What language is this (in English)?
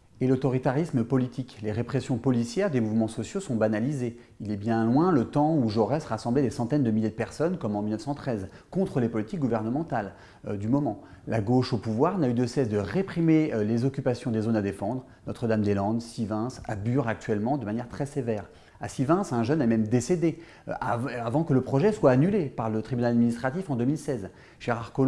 French